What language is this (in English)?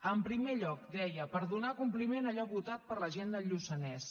Catalan